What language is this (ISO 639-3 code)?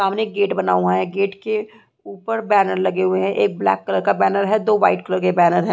hin